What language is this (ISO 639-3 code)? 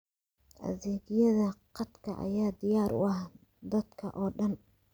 som